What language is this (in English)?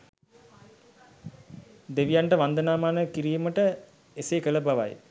Sinhala